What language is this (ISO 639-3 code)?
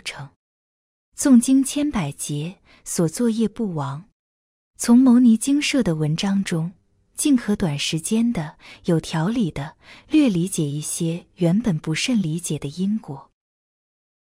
zho